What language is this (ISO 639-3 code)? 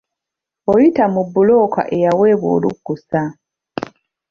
lug